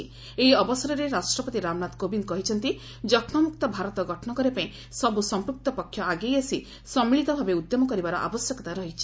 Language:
Odia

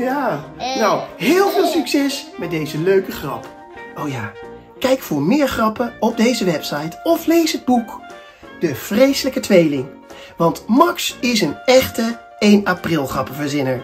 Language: Dutch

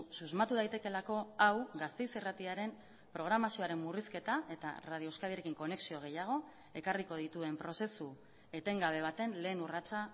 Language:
Basque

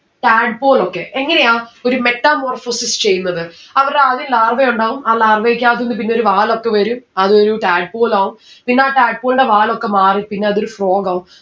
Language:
Malayalam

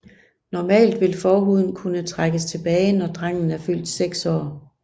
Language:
Danish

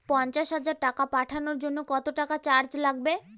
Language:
Bangla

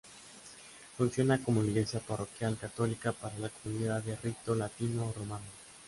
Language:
Spanish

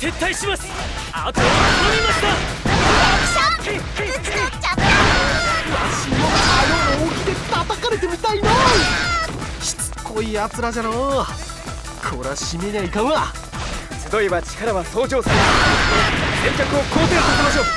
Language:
Japanese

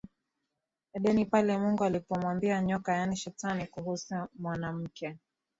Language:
Swahili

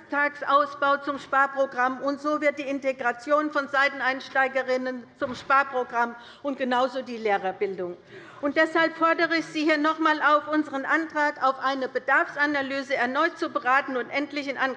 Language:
German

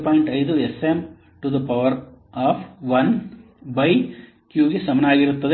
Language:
Kannada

